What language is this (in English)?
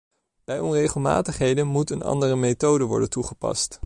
Dutch